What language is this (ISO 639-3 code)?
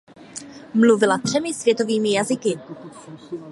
ces